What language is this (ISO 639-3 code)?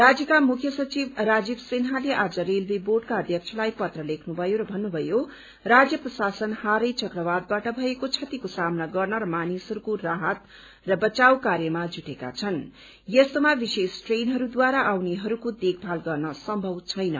nep